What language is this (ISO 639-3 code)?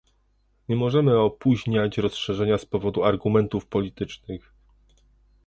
pol